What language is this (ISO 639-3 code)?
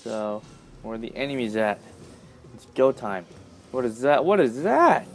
eng